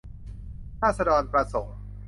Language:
Thai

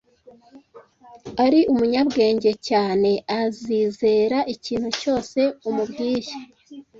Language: Kinyarwanda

